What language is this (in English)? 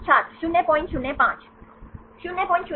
Hindi